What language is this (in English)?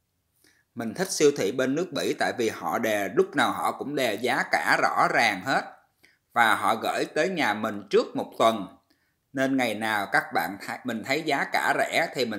Vietnamese